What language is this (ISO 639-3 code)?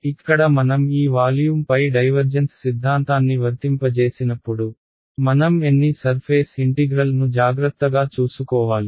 tel